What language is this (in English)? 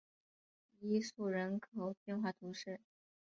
Chinese